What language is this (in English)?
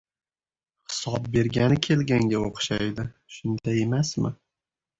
Uzbek